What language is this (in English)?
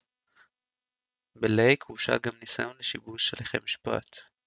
Hebrew